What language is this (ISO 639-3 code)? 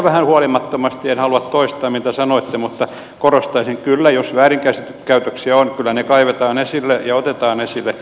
fin